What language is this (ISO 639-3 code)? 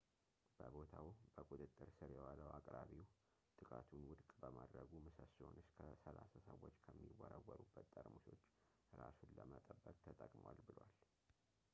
amh